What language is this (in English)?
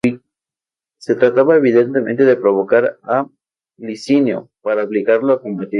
Spanish